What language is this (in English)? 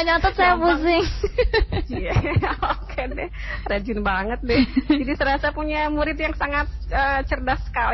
Indonesian